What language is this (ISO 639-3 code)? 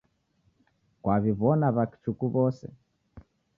dav